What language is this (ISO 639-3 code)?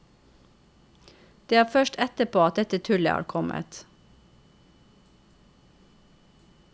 nor